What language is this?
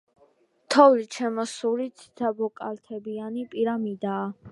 Georgian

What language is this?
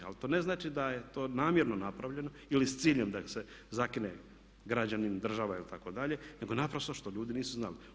Croatian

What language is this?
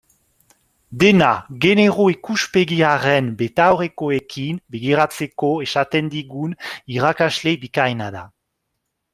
Basque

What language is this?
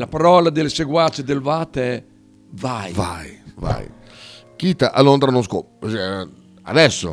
Italian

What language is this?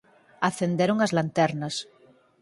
Galician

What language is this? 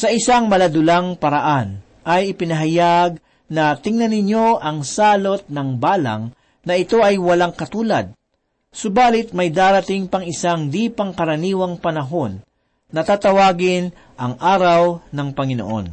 Filipino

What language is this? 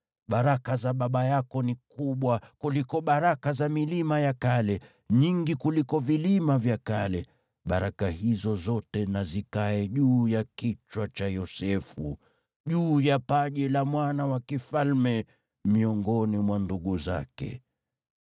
Swahili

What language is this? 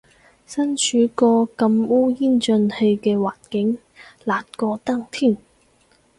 Cantonese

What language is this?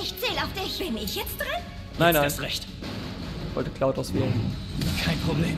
German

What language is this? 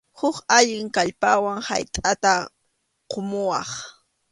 Arequipa-La Unión Quechua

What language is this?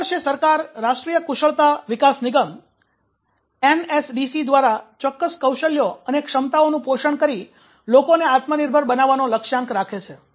Gujarati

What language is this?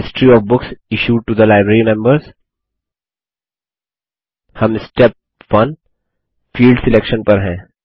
Hindi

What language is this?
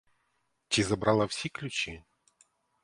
Ukrainian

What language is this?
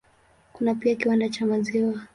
Swahili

